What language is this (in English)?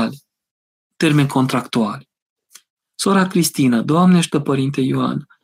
Romanian